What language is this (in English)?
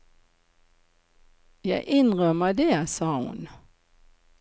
Norwegian